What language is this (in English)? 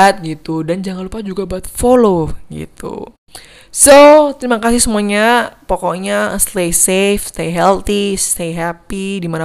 Indonesian